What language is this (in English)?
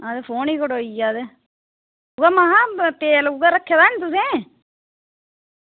Dogri